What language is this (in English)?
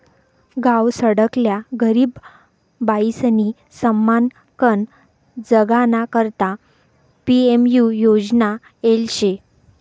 Marathi